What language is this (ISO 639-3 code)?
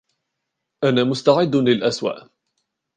ara